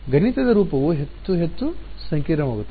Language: Kannada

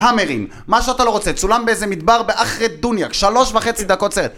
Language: Hebrew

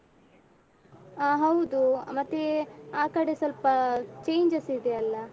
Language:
Kannada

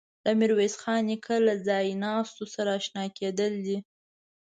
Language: Pashto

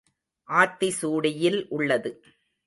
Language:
Tamil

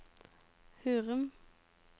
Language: Norwegian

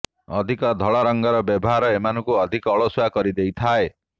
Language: Odia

